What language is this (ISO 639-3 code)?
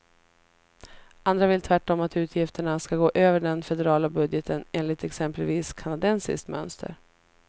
swe